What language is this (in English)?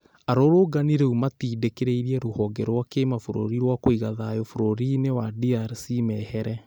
Kikuyu